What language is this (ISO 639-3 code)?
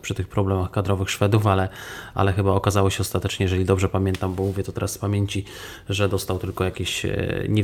pol